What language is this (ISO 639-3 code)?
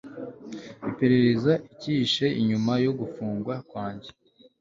kin